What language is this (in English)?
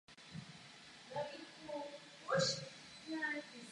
Czech